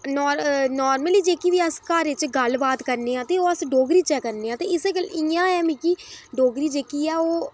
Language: Dogri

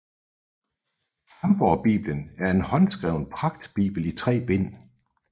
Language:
Danish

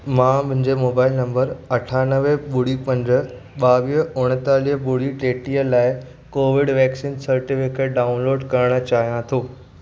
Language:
Sindhi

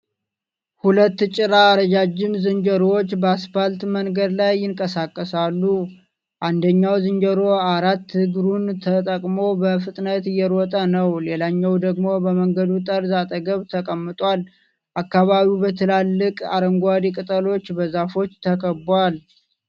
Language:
Amharic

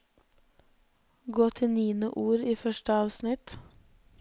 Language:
Norwegian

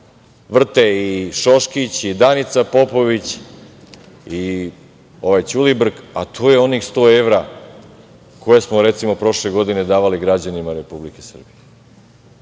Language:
Serbian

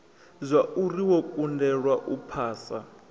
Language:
Venda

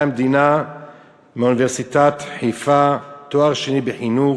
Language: Hebrew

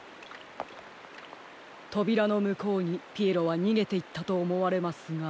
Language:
Japanese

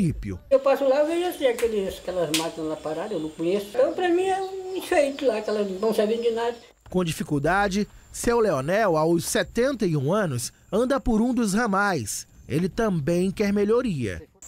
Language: Portuguese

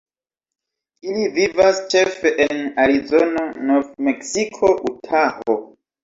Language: Esperanto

